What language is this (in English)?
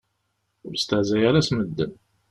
Kabyle